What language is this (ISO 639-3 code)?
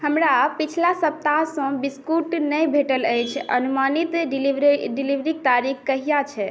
mai